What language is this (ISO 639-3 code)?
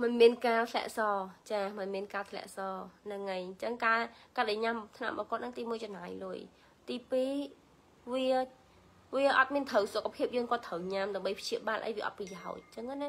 vie